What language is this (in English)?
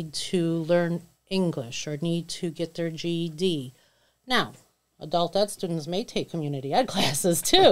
English